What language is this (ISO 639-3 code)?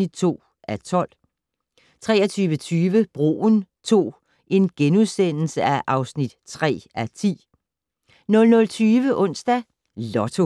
dan